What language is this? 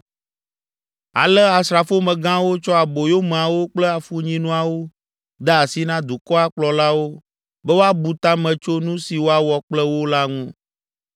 Ewe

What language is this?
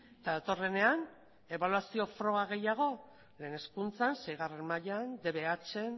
Basque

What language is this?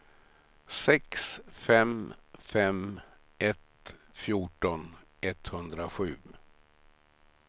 Swedish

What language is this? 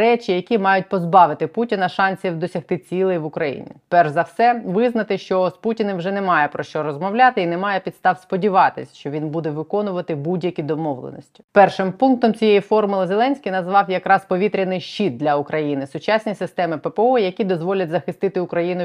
Ukrainian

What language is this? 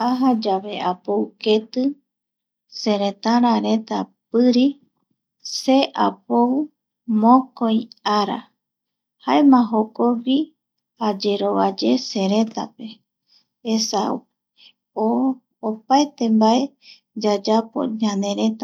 Eastern Bolivian Guaraní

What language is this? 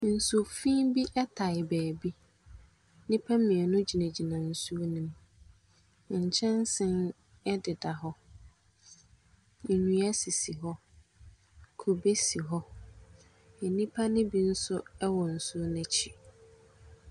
Akan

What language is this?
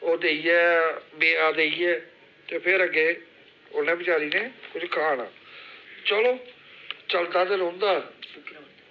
Dogri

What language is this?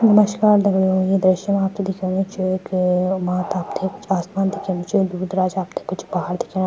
Garhwali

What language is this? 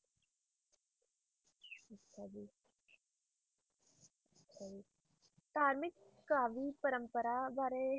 Punjabi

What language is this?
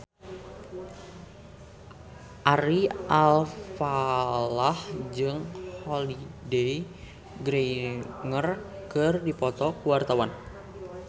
Sundanese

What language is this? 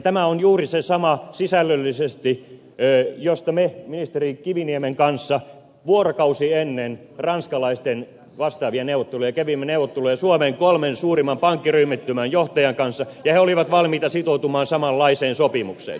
Finnish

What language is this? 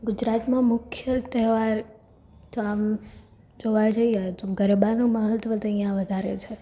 Gujarati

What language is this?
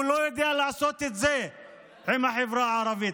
Hebrew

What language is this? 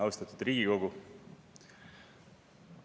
Estonian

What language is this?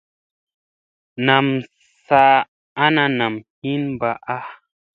Musey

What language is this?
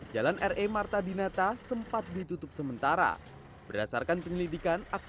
Indonesian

